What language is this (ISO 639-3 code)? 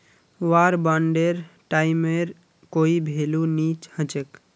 mag